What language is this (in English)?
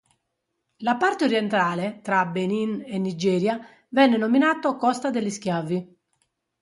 Italian